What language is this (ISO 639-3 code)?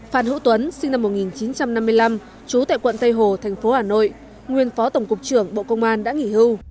vie